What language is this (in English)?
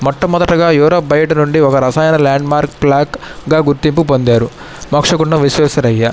Telugu